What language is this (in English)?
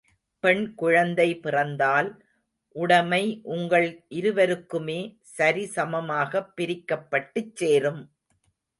Tamil